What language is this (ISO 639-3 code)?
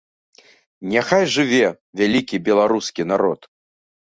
bel